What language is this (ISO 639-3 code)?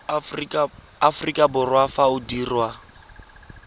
tsn